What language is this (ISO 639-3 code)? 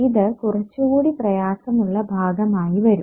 mal